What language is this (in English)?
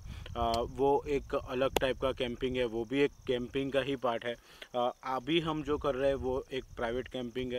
Hindi